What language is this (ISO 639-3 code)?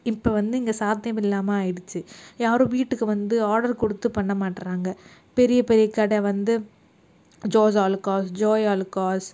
tam